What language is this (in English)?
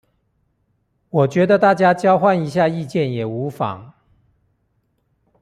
Chinese